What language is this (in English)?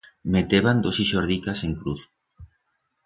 Aragonese